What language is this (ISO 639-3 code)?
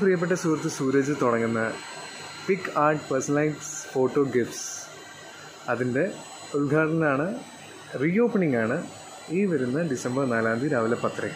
hin